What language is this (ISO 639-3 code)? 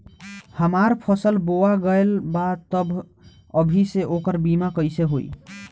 bho